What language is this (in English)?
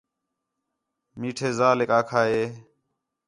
Khetrani